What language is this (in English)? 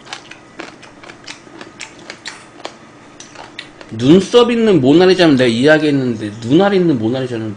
Korean